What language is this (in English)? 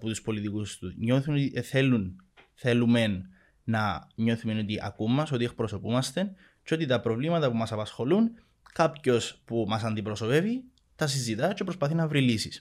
Greek